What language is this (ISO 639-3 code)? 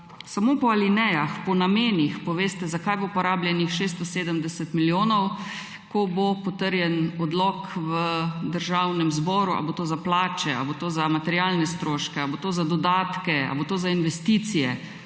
slv